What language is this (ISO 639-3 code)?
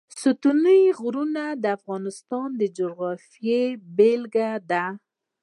pus